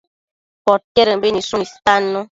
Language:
Matsés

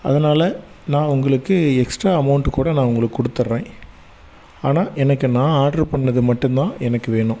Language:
Tamil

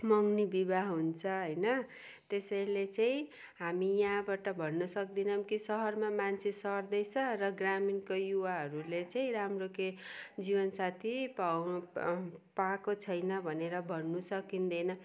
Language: Nepali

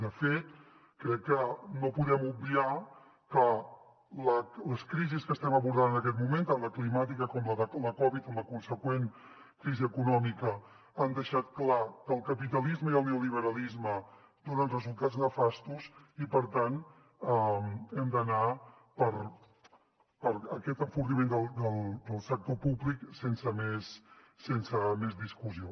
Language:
Catalan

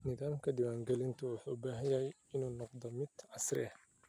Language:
Somali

